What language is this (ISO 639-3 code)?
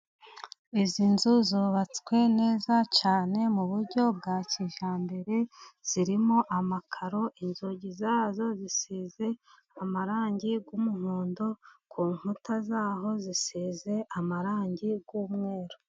kin